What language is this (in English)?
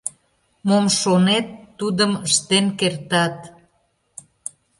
Mari